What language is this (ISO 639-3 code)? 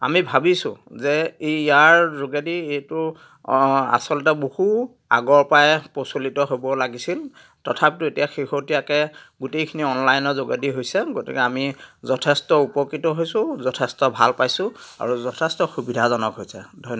asm